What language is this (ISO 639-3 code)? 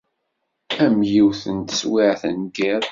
kab